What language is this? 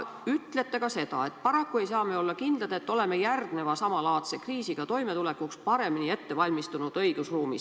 Estonian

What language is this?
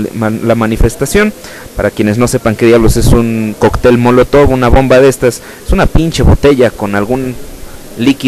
Spanish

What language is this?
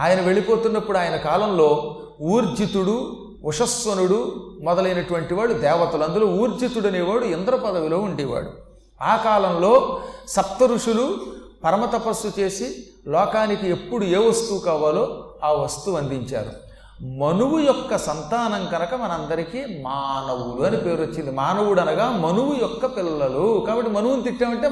Telugu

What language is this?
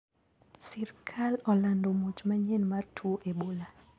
Luo (Kenya and Tanzania)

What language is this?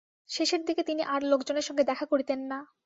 Bangla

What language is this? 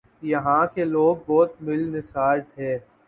Urdu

